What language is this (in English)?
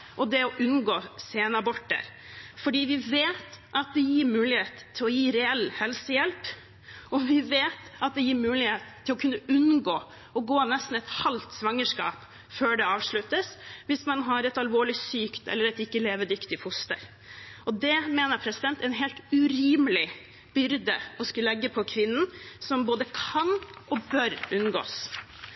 Norwegian Bokmål